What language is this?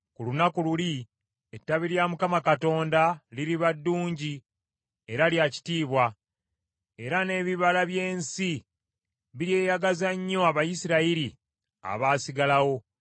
Ganda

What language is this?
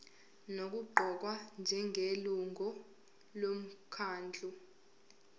Zulu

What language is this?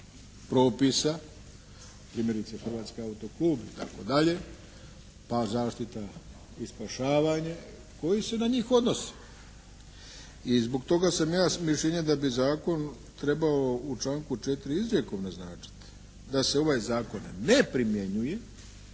Croatian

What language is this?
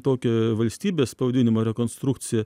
Lithuanian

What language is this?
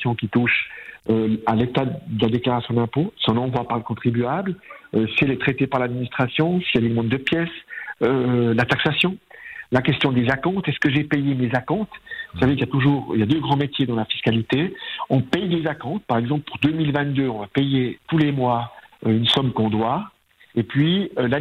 French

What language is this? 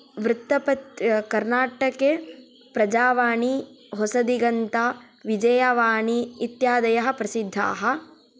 Sanskrit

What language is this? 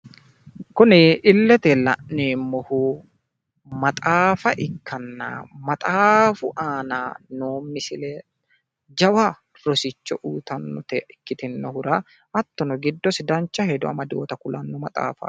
Sidamo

